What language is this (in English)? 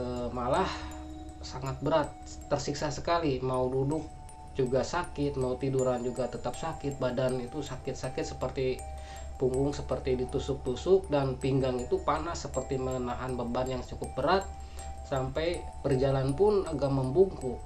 Indonesian